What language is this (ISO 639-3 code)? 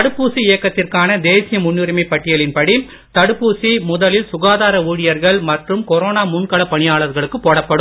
tam